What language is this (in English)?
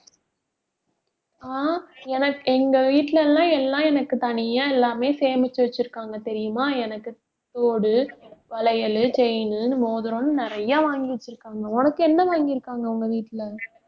Tamil